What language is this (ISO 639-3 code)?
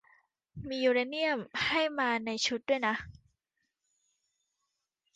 tha